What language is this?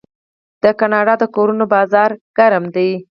Pashto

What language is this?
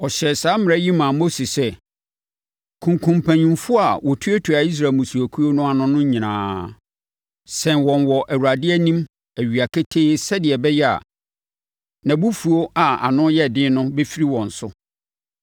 Akan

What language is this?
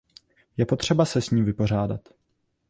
Czech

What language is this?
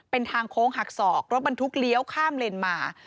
Thai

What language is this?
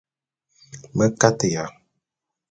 Bulu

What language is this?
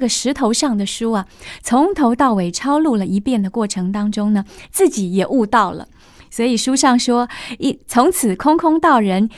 Chinese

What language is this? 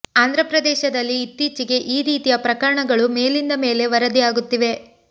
Kannada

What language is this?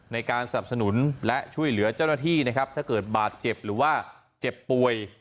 Thai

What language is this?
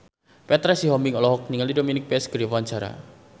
Sundanese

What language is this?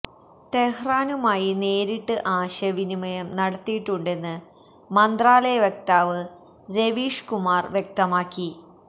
Malayalam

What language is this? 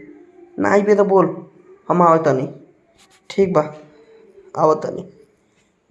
Hindi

